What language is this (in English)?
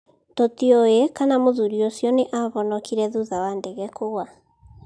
Kikuyu